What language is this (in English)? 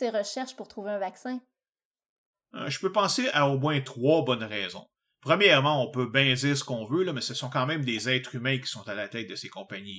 French